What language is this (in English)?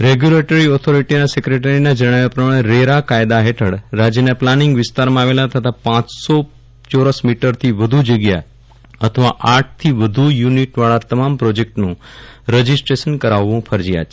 Gujarati